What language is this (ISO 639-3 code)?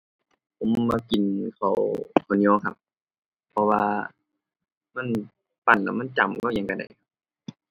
tha